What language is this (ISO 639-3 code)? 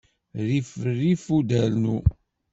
kab